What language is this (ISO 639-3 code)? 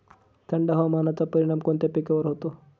mar